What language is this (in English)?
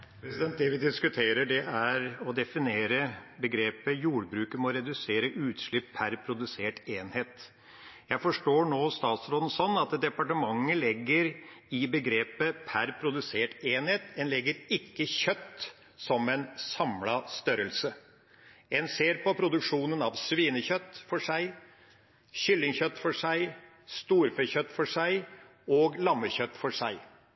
Norwegian Bokmål